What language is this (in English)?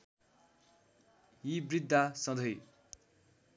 Nepali